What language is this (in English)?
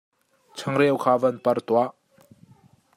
Hakha Chin